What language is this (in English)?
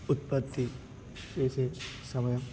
Telugu